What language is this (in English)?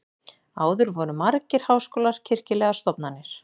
Icelandic